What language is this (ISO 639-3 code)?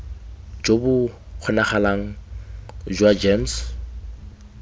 tsn